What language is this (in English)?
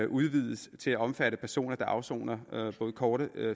Danish